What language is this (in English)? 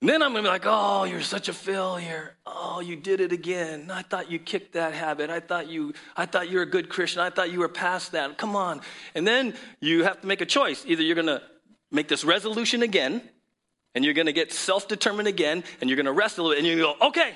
English